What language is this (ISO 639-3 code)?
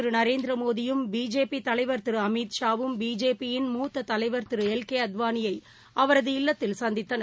tam